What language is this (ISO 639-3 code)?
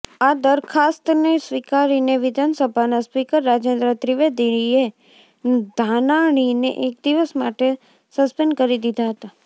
guj